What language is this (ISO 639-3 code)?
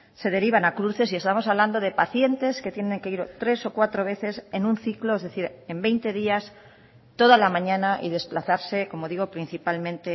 spa